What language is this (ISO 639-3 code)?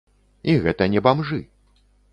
bel